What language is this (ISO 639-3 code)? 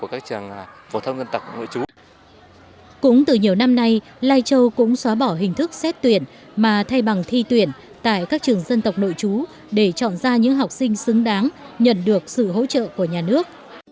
vie